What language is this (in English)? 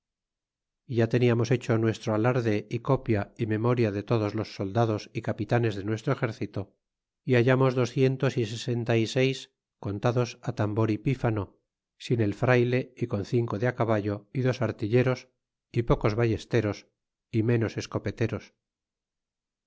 Spanish